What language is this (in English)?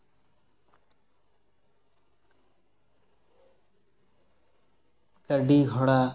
Santali